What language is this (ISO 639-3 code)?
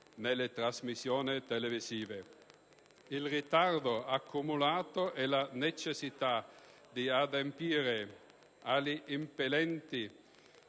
ita